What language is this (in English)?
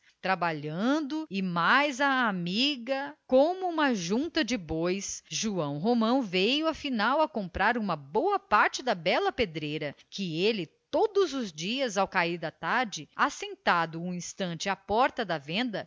Portuguese